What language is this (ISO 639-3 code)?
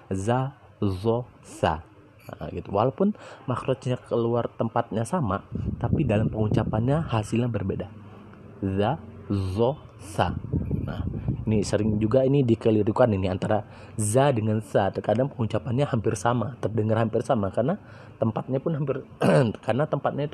ind